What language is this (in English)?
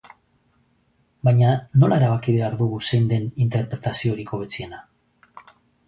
Basque